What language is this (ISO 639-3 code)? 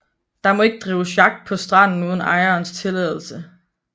dan